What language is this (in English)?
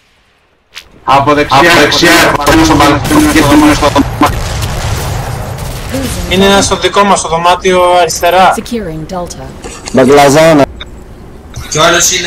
Greek